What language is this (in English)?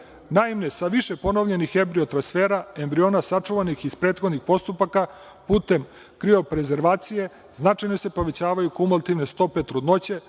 Serbian